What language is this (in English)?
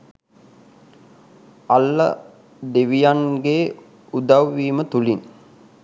Sinhala